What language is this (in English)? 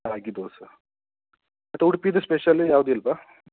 Kannada